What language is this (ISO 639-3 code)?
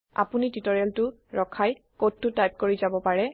asm